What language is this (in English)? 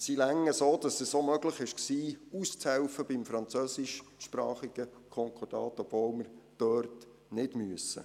Swiss German